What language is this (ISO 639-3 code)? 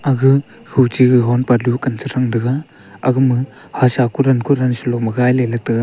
nnp